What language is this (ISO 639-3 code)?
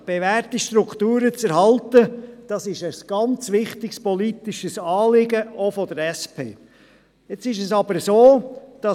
gsw